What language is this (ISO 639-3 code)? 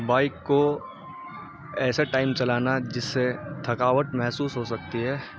urd